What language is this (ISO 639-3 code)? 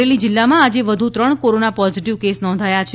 guj